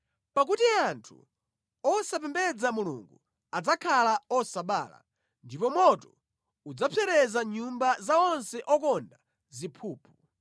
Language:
Nyanja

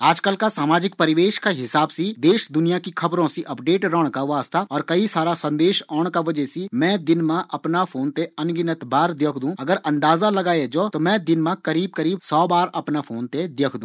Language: Garhwali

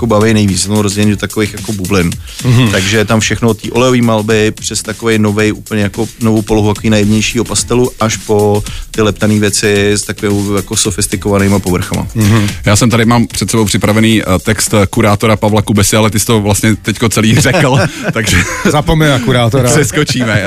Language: Czech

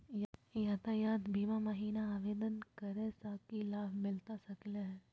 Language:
Magahi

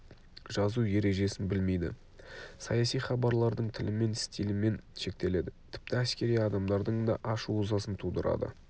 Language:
Kazakh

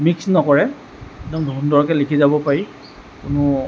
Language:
Assamese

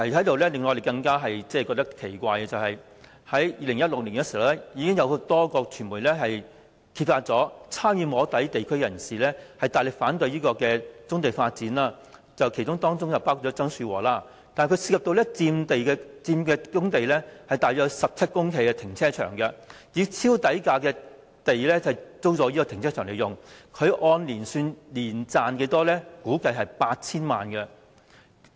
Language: Cantonese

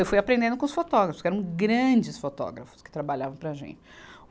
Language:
Portuguese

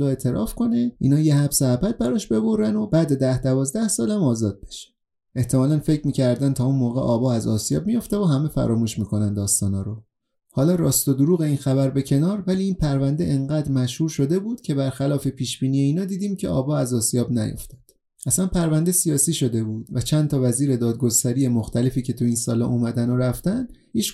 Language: Persian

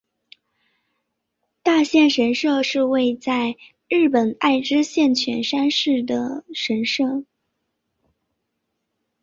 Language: Chinese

